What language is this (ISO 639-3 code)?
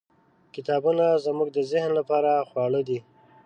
pus